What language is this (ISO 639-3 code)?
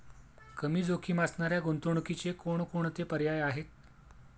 mar